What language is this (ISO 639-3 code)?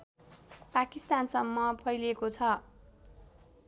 nep